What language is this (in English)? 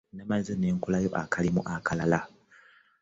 Ganda